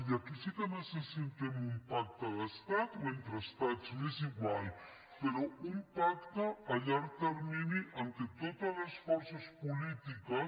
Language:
Catalan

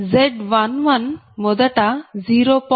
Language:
Telugu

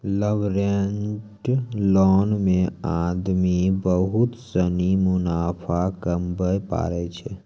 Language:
Maithili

